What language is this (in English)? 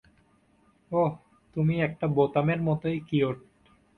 Bangla